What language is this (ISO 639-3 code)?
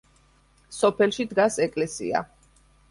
kat